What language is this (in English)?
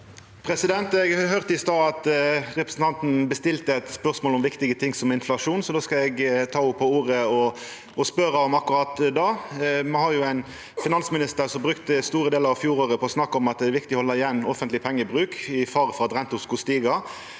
Norwegian